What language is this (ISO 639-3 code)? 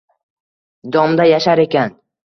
uzb